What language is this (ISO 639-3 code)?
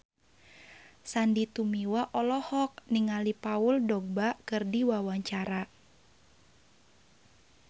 sun